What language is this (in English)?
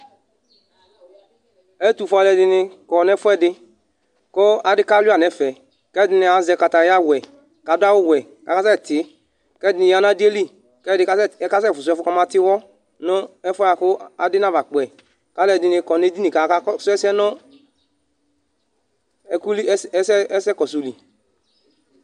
Ikposo